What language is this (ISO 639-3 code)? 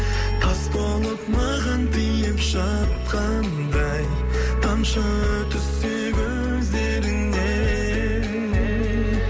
kaz